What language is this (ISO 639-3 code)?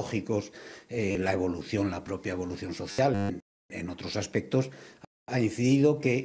spa